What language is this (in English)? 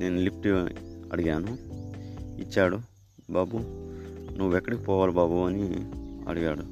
Telugu